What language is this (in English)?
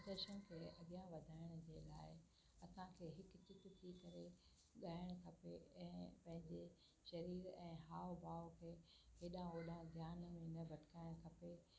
Sindhi